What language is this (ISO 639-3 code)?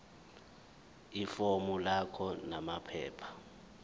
zul